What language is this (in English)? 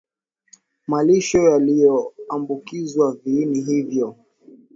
Swahili